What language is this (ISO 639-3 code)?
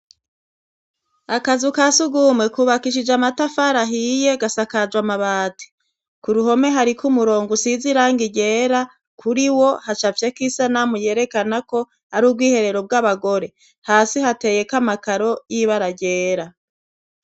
run